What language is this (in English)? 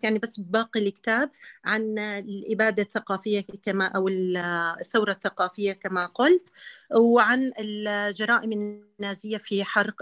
Arabic